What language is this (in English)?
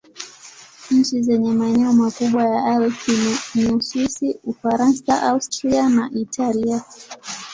Swahili